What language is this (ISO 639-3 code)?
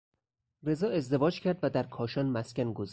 fas